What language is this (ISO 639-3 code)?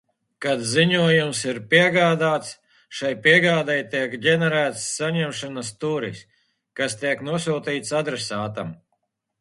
lav